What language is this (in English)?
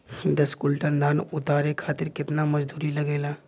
Bhojpuri